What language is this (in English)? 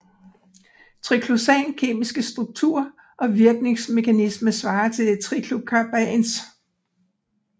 Danish